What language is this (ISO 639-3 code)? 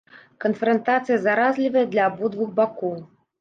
bel